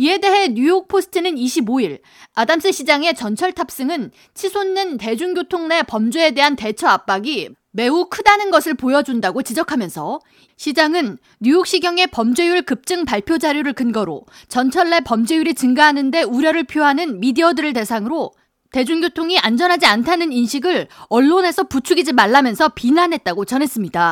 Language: Korean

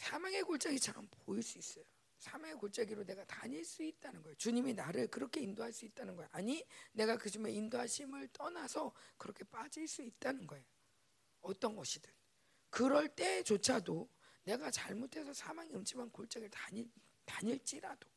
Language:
Korean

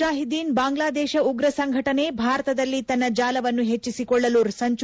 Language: Kannada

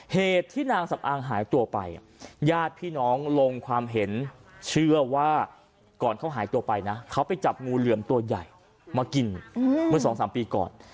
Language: Thai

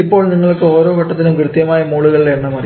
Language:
Malayalam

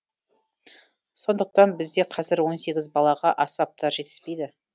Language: Kazakh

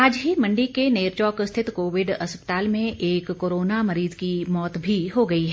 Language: Hindi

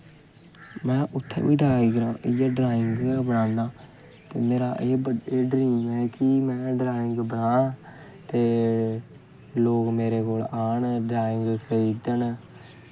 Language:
Dogri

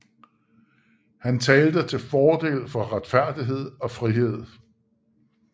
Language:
Danish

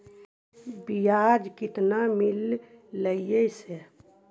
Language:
Magahi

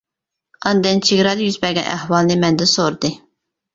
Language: Uyghur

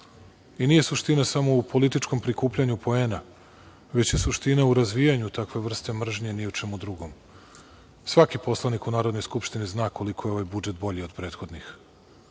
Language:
Serbian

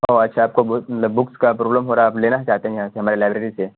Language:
Urdu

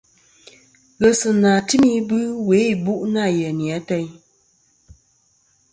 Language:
Kom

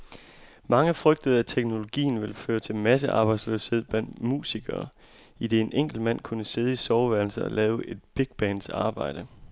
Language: Danish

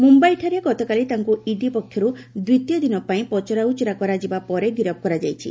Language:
Odia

